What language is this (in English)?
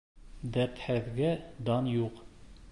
Bashkir